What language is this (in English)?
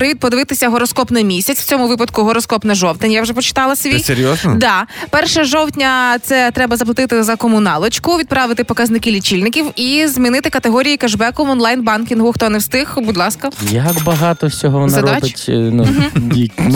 Ukrainian